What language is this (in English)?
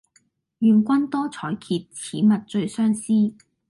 Cantonese